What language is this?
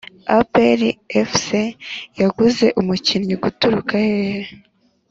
Kinyarwanda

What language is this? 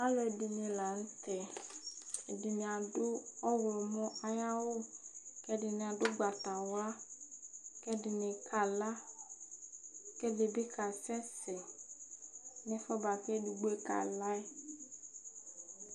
Ikposo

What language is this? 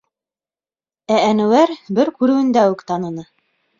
Bashkir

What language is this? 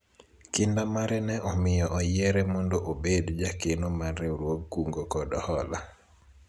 Luo (Kenya and Tanzania)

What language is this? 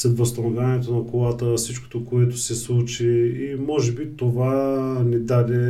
Bulgarian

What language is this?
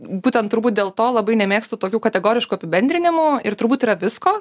Lithuanian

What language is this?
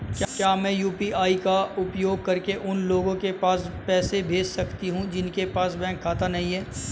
Hindi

